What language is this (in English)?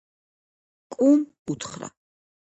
Georgian